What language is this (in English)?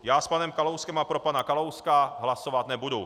Czech